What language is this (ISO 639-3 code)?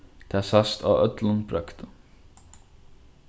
fao